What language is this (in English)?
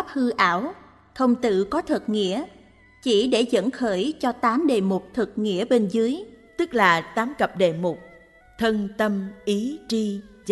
Vietnamese